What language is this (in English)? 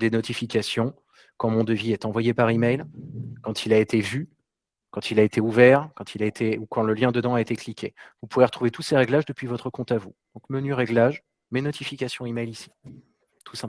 French